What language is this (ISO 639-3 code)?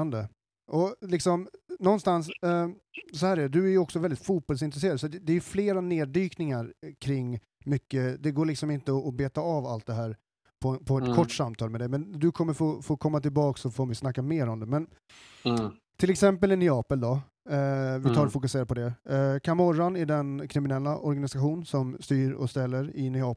swe